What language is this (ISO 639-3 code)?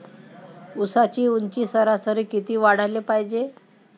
mar